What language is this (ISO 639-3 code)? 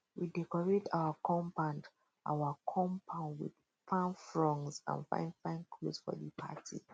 pcm